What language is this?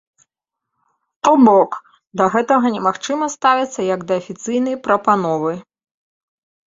Belarusian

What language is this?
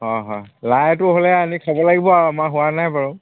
Assamese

